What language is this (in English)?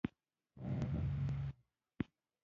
Pashto